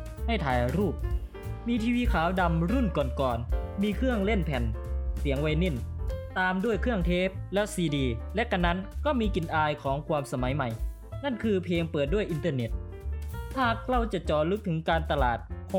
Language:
Thai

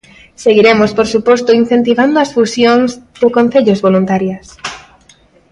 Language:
Galician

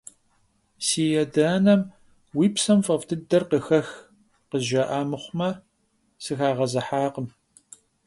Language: Kabardian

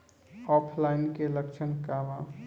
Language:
Bhojpuri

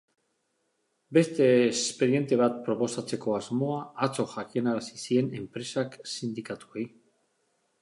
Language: Basque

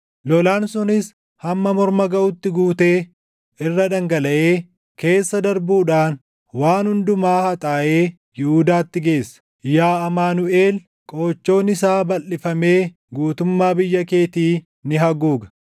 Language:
Oromo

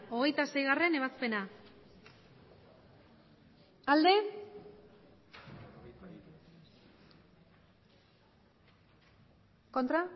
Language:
Basque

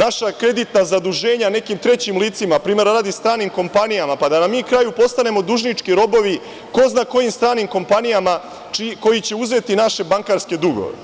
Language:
Serbian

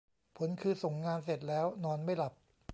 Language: Thai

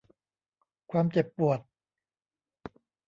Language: Thai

